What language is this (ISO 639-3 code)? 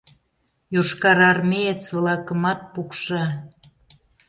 chm